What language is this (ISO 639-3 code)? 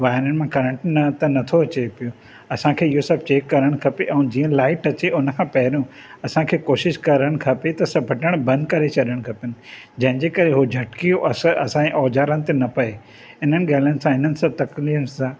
snd